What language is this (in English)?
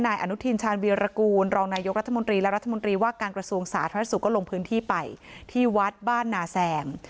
Thai